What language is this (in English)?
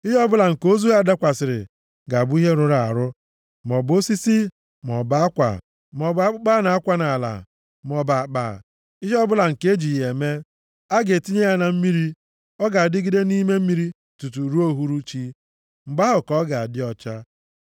Igbo